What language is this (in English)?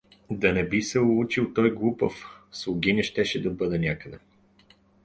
Bulgarian